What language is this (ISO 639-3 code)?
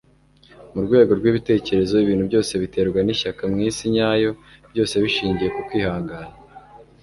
kin